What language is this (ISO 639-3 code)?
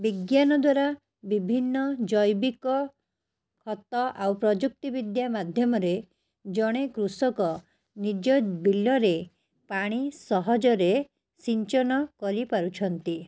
ori